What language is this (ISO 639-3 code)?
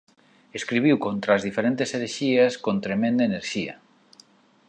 glg